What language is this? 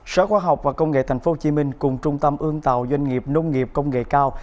Vietnamese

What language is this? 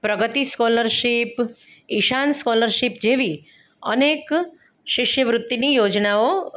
Gujarati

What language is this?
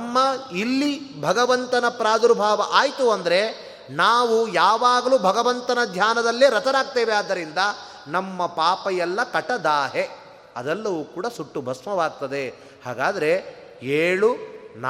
Kannada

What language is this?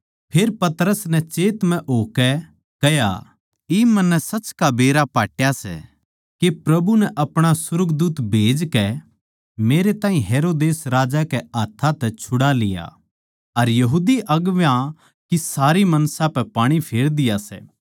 Haryanvi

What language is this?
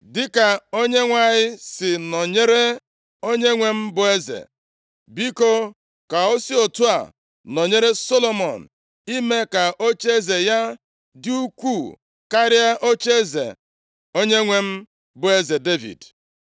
Igbo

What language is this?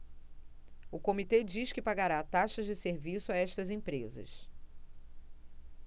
Portuguese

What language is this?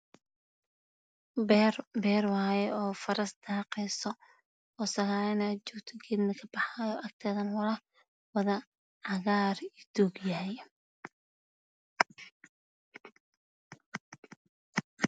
Somali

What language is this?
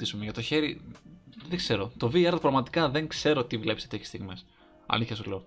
Greek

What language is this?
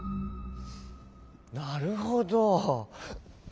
Japanese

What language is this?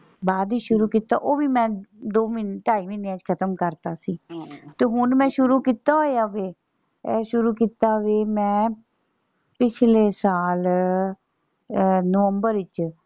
Punjabi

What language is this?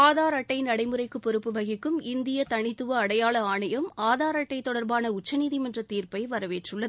Tamil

